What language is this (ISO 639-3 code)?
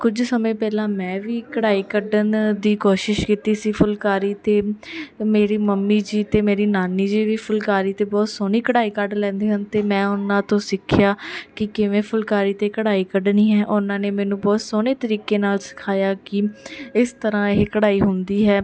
pan